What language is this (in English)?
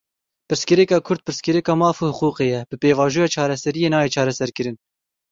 Kurdish